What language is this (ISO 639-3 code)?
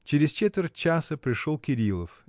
rus